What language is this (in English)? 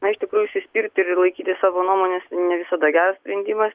Lithuanian